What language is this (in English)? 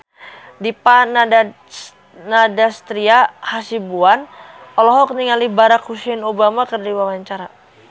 Sundanese